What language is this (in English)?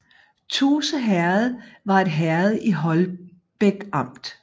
Danish